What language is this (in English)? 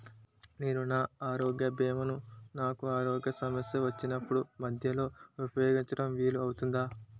Telugu